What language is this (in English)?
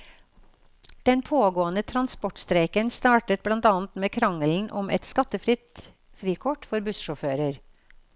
Norwegian